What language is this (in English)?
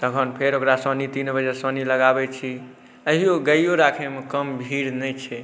Maithili